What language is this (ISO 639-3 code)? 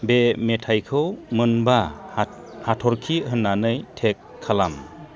brx